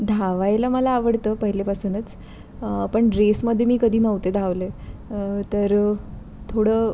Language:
Marathi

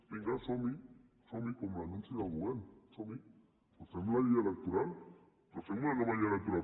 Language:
Catalan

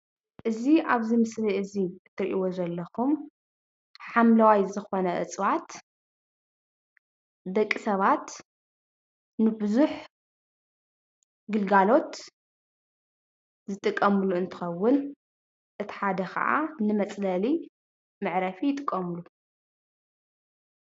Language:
Tigrinya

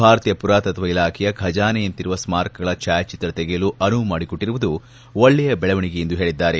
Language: Kannada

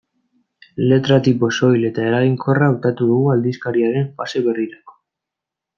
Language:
Basque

